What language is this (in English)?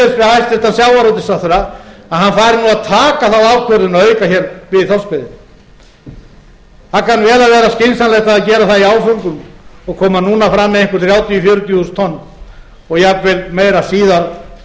Icelandic